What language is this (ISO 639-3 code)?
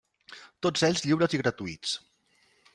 cat